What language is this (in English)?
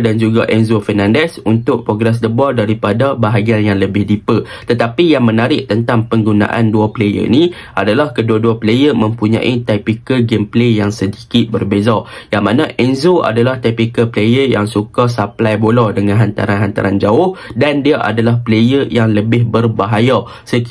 Malay